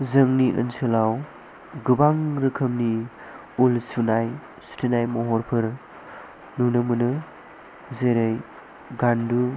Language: Bodo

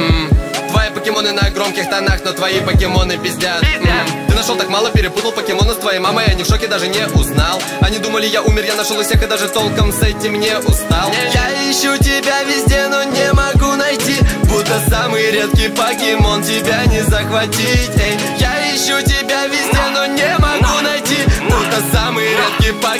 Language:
Russian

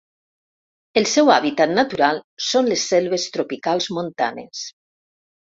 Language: Catalan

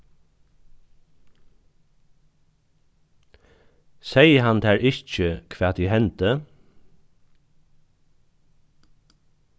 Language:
Faroese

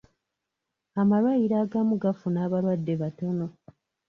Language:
Ganda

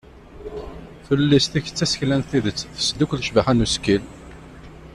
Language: Kabyle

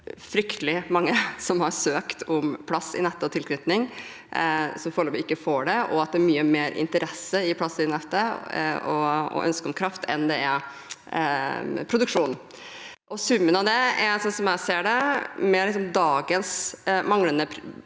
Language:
Norwegian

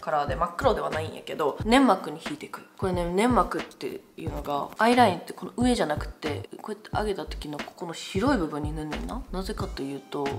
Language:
Japanese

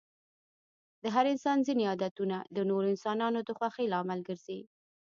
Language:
Pashto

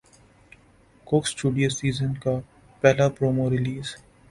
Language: Urdu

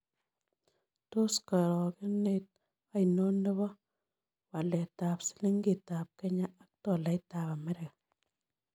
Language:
Kalenjin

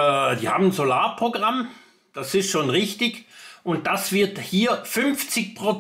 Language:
German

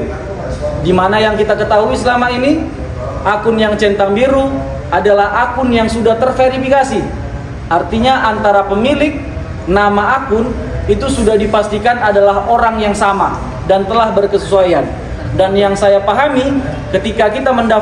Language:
Indonesian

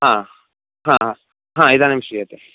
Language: Sanskrit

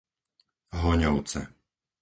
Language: Slovak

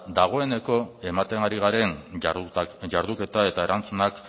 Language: Basque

